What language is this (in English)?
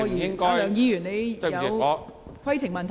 Cantonese